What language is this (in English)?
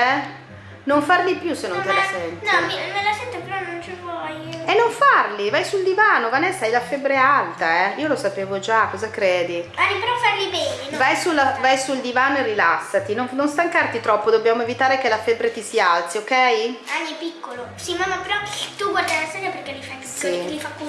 Italian